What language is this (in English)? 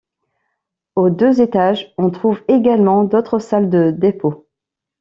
French